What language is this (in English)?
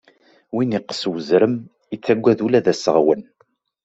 Kabyle